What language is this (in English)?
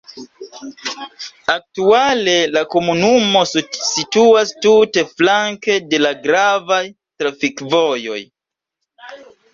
Esperanto